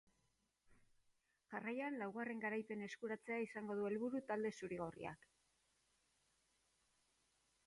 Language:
Basque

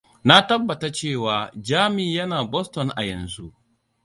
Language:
Hausa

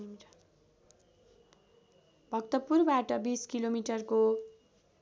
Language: Nepali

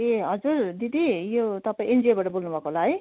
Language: Nepali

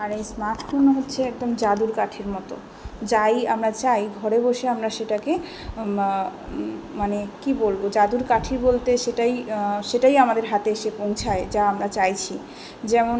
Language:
Bangla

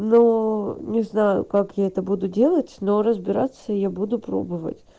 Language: Russian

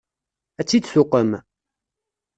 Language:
Kabyle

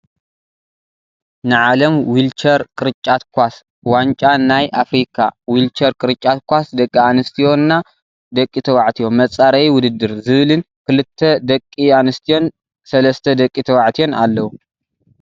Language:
Tigrinya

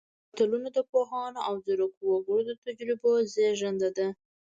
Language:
Pashto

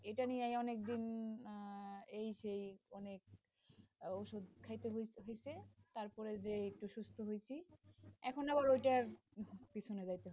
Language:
Bangla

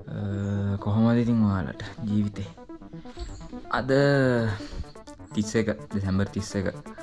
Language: Indonesian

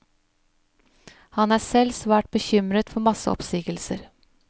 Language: Norwegian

